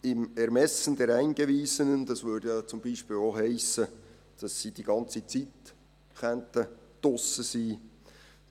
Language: Swiss German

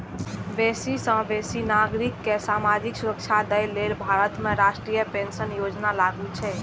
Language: Maithili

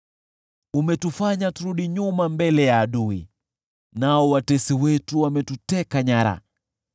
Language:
Swahili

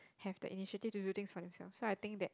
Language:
English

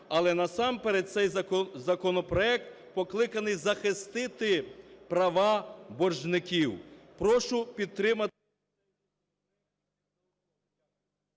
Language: Ukrainian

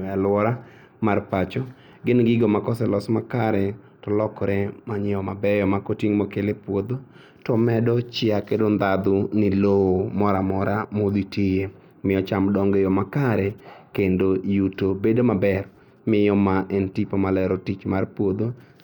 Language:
Luo (Kenya and Tanzania)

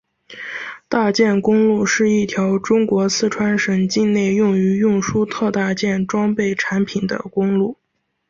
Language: Chinese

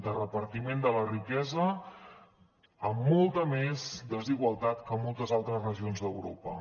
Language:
Catalan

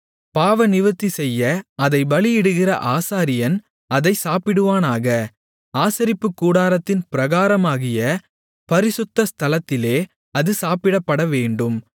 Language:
Tamil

